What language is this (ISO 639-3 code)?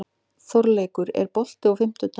isl